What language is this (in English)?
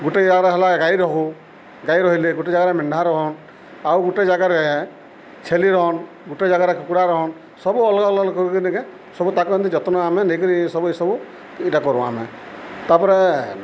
Odia